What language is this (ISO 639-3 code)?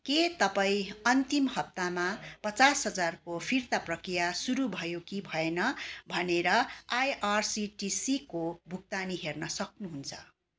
nep